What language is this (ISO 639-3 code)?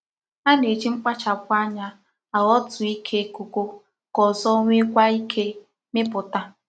ibo